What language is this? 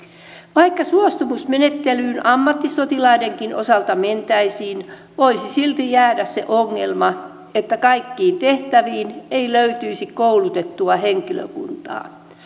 Finnish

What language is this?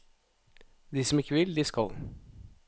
Norwegian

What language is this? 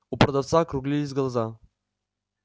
Russian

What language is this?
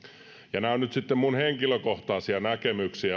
Finnish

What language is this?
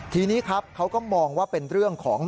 Thai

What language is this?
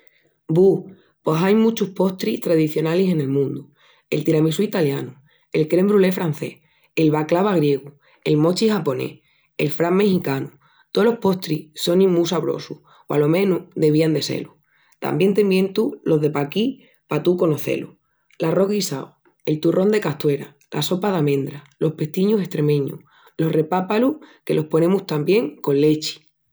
Extremaduran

